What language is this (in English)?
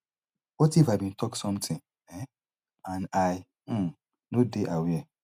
Nigerian Pidgin